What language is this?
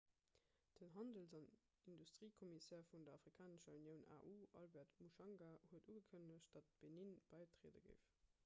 Luxembourgish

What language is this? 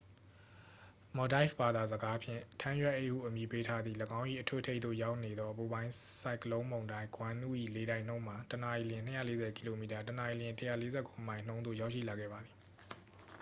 Burmese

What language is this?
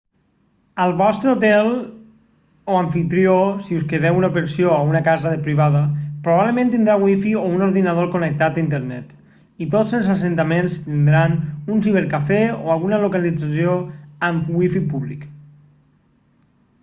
Catalan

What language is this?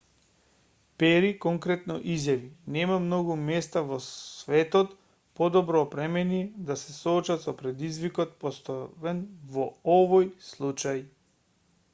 Macedonian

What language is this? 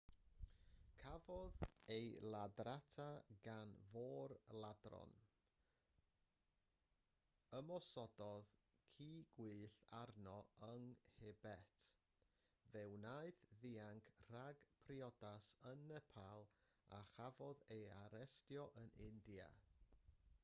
Welsh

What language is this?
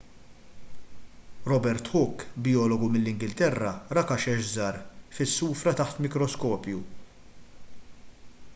Maltese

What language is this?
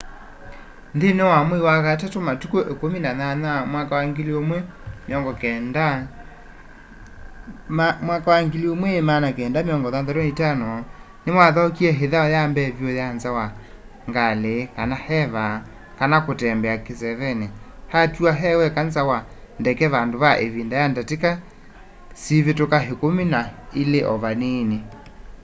Kamba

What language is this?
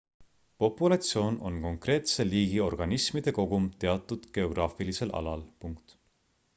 Estonian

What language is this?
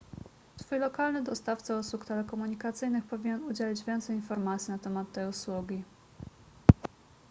Polish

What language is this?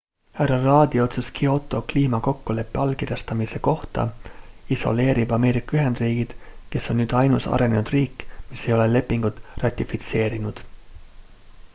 Estonian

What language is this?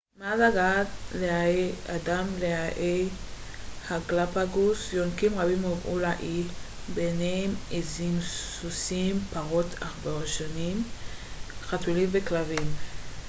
Hebrew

